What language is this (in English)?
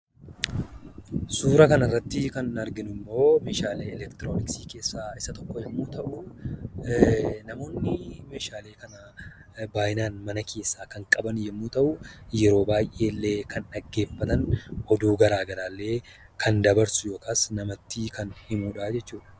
Oromo